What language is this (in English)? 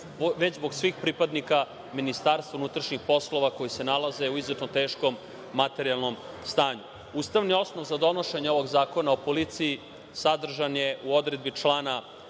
Serbian